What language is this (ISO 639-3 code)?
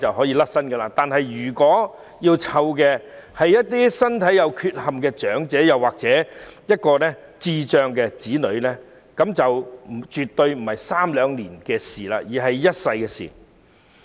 yue